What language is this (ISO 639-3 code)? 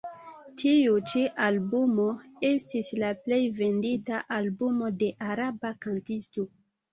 epo